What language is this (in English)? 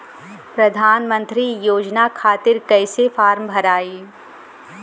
Bhojpuri